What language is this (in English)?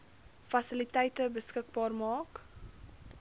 Afrikaans